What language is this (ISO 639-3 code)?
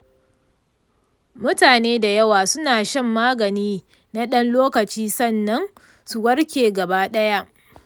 hau